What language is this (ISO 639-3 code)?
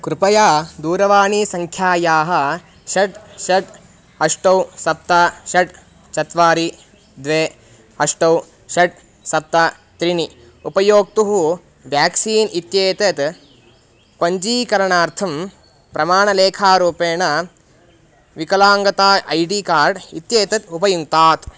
san